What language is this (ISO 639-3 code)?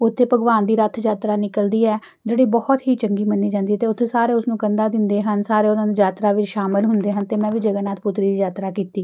pan